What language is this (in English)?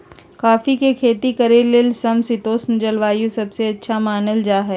Magahi